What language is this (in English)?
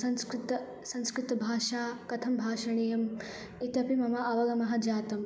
Sanskrit